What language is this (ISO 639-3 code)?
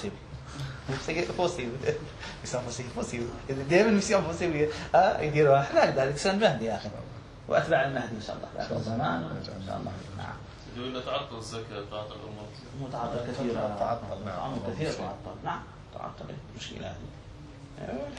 ara